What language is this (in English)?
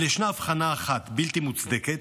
Hebrew